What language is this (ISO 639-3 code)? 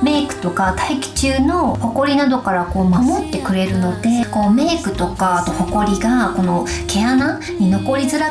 jpn